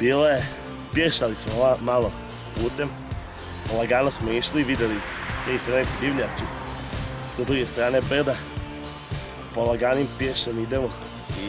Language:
English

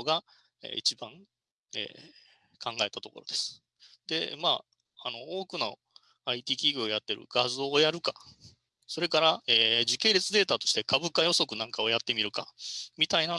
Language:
Japanese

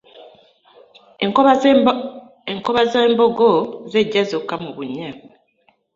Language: Ganda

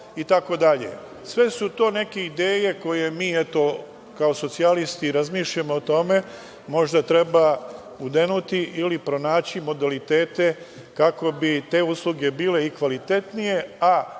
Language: Serbian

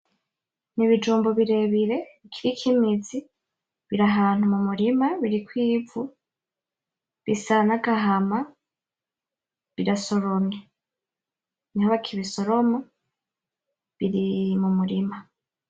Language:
Rundi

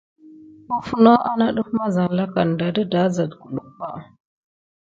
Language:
Gidar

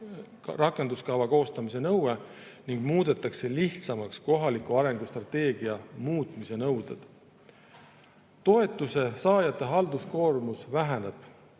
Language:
Estonian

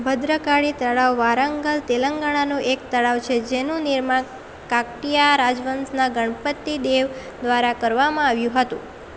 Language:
Gujarati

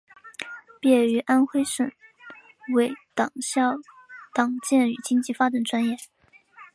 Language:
Chinese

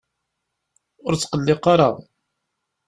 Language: Kabyle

